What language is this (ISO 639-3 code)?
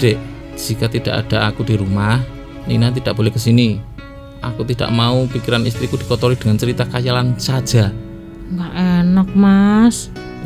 ind